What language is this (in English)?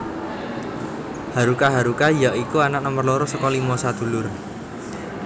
Javanese